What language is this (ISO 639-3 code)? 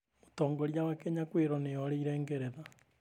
kik